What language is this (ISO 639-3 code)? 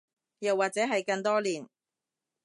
yue